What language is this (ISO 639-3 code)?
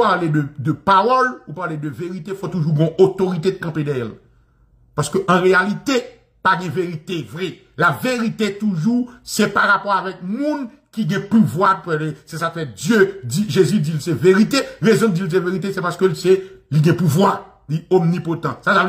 fra